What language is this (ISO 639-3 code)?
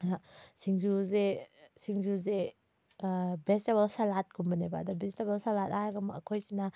mni